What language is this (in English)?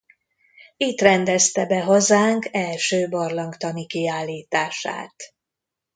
Hungarian